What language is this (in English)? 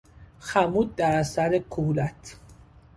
Persian